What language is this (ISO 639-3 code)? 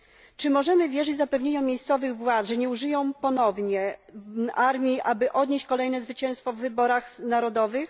pol